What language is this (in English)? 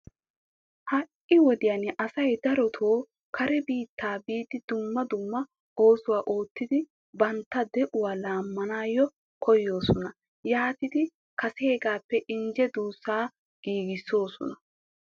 Wolaytta